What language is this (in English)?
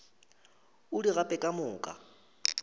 Northern Sotho